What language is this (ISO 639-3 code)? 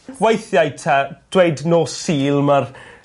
cym